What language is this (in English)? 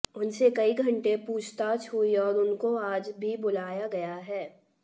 Hindi